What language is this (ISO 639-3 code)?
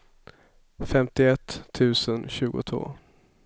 swe